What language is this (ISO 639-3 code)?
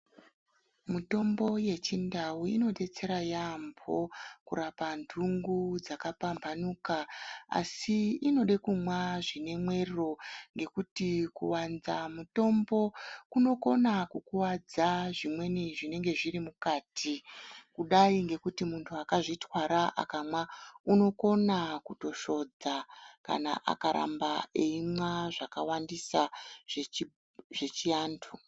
ndc